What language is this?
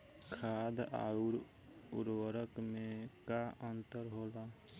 Bhojpuri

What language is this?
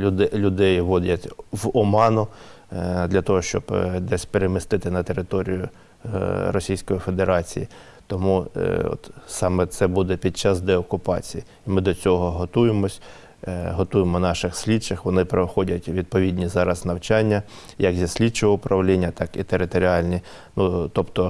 Ukrainian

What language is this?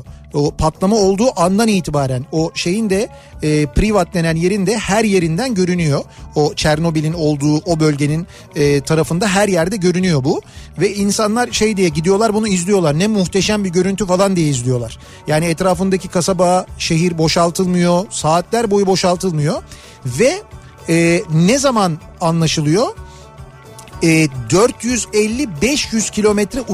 Turkish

